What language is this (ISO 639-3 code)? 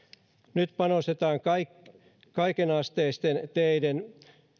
fin